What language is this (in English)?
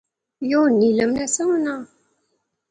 Pahari-Potwari